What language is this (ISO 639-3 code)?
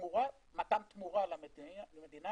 heb